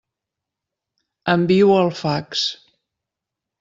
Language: Catalan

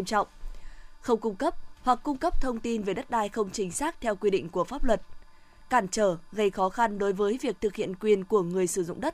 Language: Vietnamese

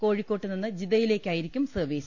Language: Malayalam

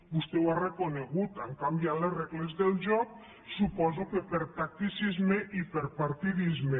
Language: Catalan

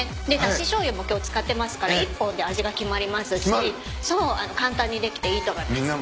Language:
Japanese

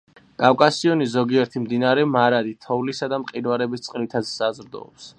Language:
Georgian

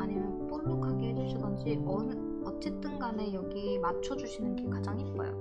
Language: Korean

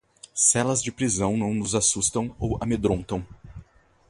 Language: Portuguese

